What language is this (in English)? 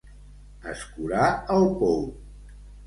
Catalan